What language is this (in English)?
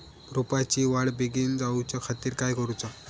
Marathi